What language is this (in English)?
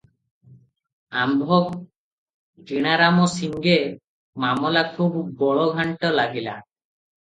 Odia